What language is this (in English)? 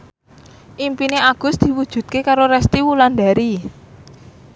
Javanese